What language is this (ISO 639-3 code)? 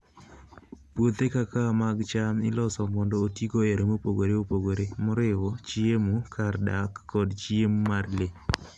luo